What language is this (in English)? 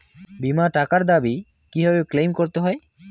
Bangla